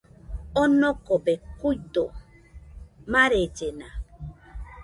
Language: Nüpode Huitoto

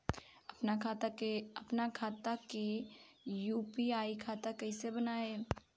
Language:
Bhojpuri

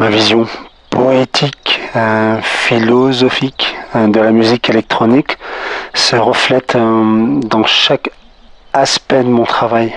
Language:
French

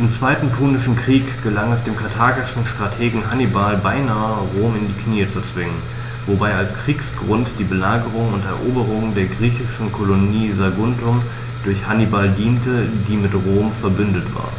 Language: German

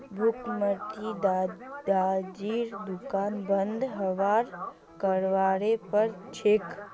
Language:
Magahi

